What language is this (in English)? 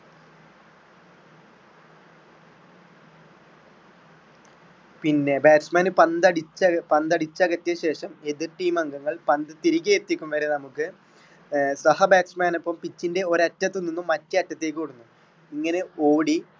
Malayalam